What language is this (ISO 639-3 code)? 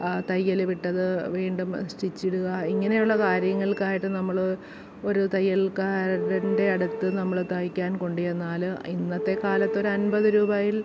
mal